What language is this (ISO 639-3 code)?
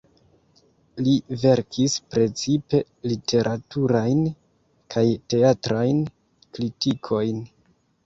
epo